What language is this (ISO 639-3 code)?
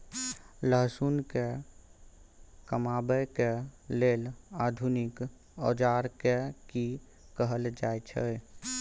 mai